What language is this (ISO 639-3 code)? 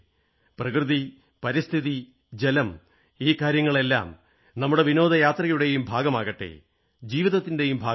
mal